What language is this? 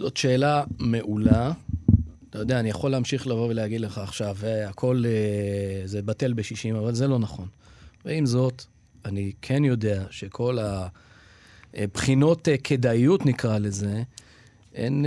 Hebrew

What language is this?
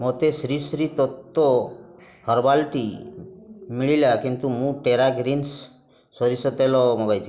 Odia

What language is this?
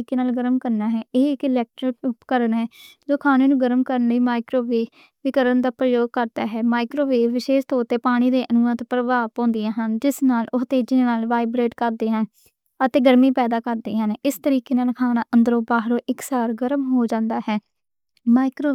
Western Panjabi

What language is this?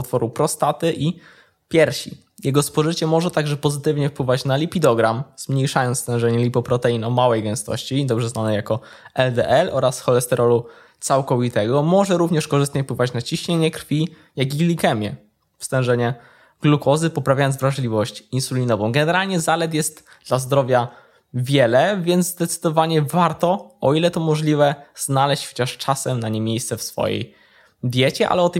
Polish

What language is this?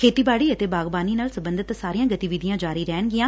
Punjabi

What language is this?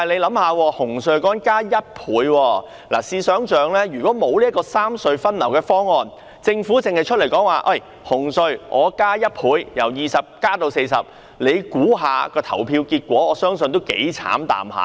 Cantonese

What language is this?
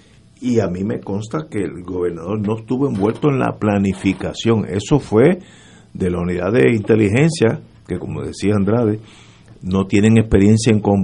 Spanish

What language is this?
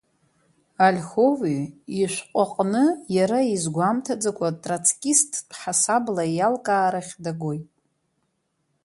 Abkhazian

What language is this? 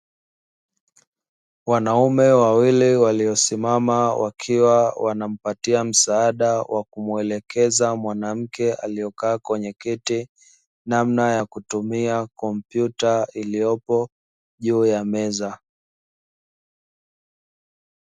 Swahili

